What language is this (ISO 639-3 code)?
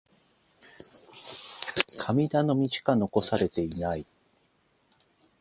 jpn